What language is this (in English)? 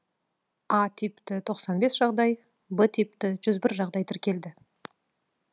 Kazakh